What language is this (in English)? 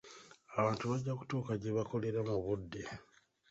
Ganda